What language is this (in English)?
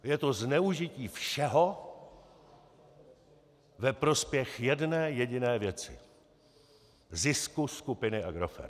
Czech